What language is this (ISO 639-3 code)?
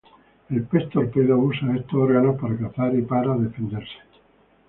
spa